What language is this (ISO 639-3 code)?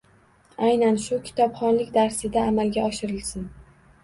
uzb